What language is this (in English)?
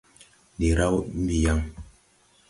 Tupuri